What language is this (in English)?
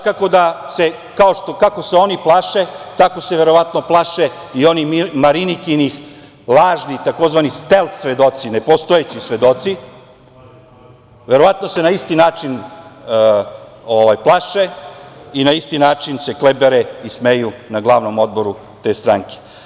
Serbian